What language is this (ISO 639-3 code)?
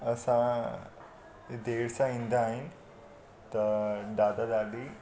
snd